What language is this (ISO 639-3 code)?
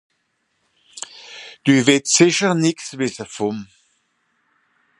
gsw